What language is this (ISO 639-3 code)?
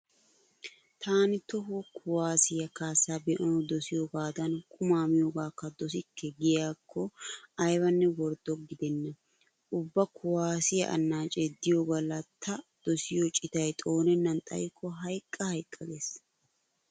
wal